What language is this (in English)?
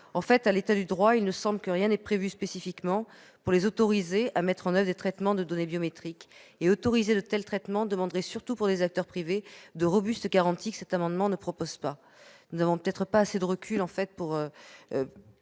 French